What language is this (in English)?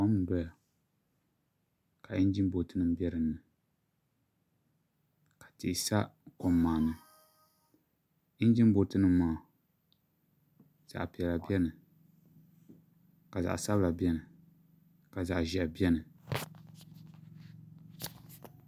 Dagbani